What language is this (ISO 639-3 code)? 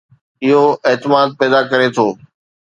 snd